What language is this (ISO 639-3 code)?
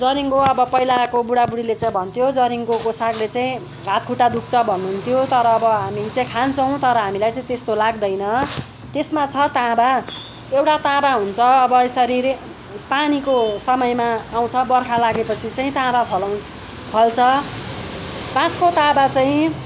nep